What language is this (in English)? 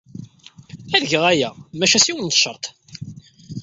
Kabyle